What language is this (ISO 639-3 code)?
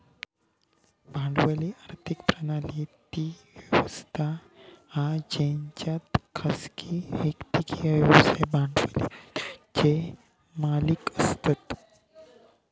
mar